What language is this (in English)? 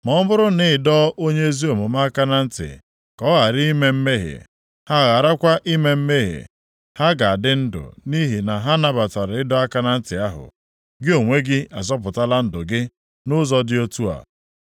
Igbo